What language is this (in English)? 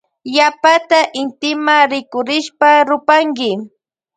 Loja Highland Quichua